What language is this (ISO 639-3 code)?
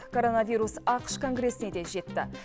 kaz